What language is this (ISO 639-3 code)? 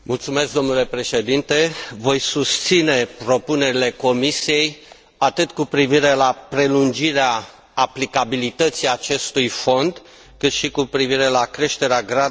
ron